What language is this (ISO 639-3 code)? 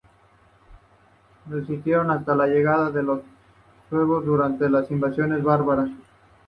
spa